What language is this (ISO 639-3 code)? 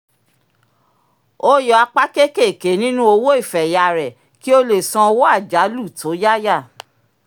yor